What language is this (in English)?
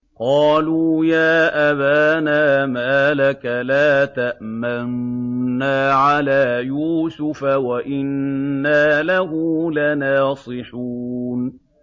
Arabic